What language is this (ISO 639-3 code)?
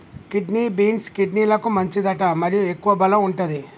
tel